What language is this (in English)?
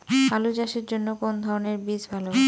Bangla